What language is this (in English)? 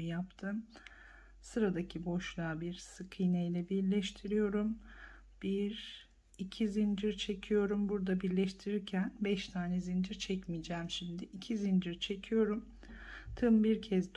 Turkish